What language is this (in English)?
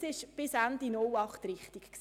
Swiss German